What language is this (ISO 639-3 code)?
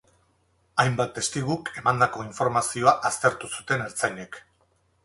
eus